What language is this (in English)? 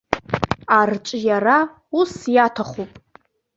Abkhazian